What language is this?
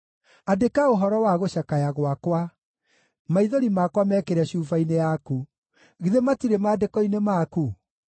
Kikuyu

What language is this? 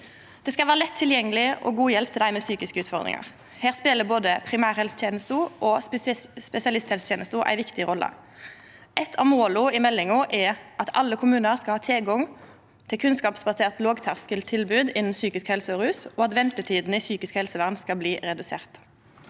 Norwegian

